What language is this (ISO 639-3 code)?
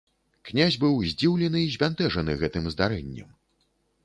bel